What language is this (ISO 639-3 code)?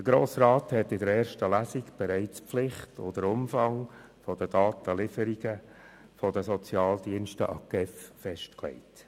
gsw